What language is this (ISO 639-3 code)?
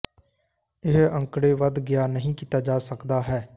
pan